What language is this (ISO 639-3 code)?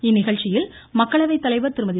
tam